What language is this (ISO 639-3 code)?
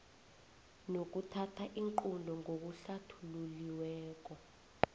nbl